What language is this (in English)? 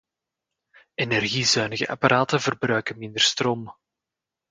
Dutch